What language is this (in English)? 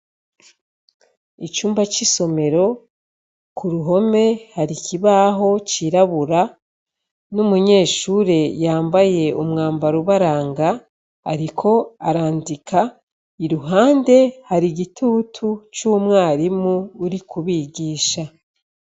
Rundi